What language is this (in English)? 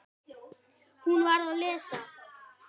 Icelandic